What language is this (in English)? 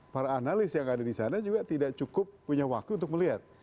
Indonesian